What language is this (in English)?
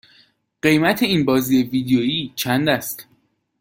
Persian